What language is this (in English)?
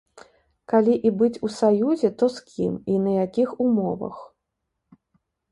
Belarusian